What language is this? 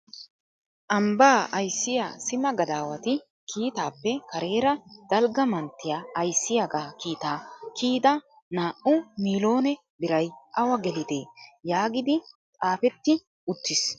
Wolaytta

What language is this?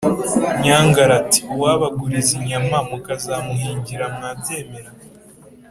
Kinyarwanda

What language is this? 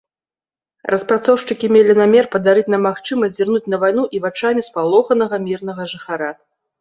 Belarusian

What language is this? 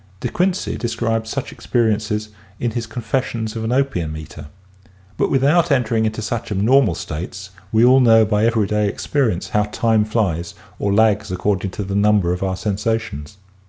English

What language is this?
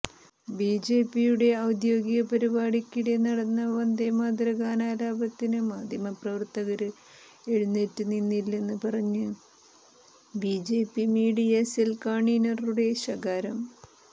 Malayalam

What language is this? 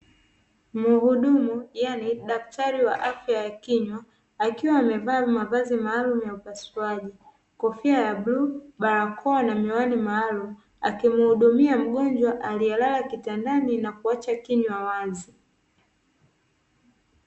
Swahili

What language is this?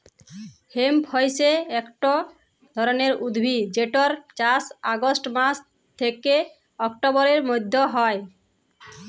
Bangla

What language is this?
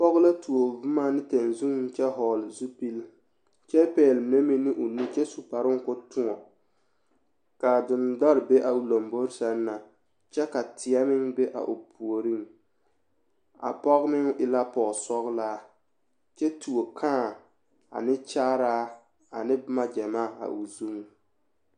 Southern Dagaare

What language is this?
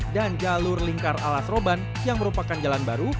Indonesian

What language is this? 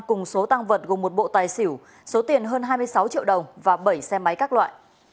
Vietnamese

